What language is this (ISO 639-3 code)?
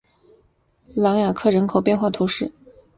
zho